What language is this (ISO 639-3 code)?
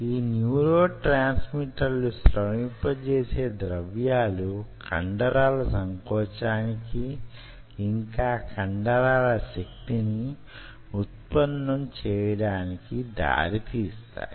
tel